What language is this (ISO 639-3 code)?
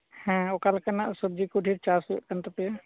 sat